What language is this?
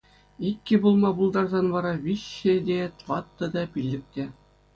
Chuvash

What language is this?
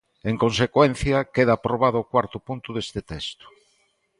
Galician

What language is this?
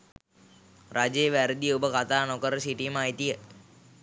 Sinhala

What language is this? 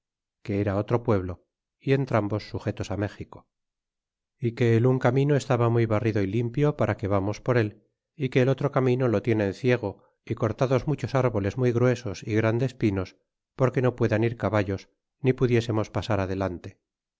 Spanish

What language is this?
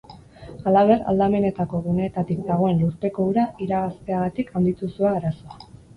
Basque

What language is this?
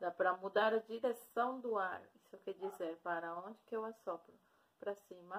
Portuguese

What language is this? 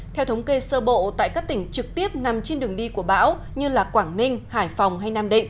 Vietnamese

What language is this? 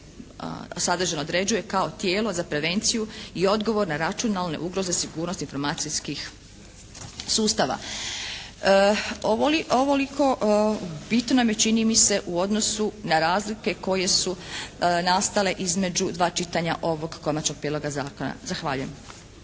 Croatian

